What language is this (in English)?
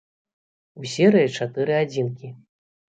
Belarusian